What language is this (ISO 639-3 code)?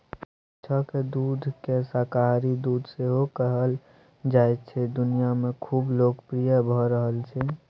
mai